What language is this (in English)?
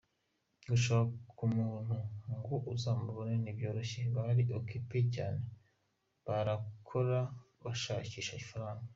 Kinyarwanda